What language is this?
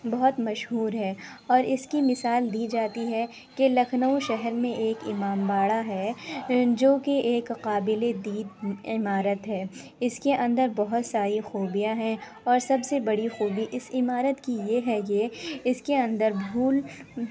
Urdu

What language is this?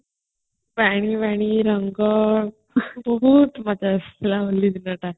Odia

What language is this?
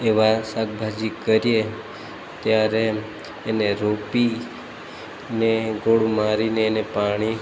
Gujarati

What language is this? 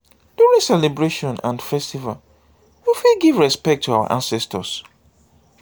Nigerian Pidgin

